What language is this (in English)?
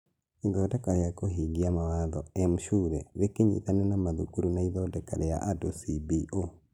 Kikuyu